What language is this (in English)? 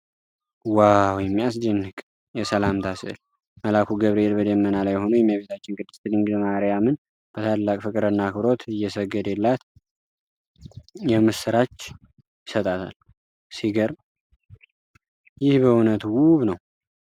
Amharic